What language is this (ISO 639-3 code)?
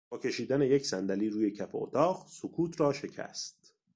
fas